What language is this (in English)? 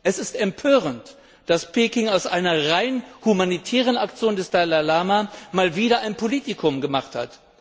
German